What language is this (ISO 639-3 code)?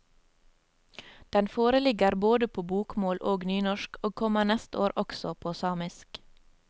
nor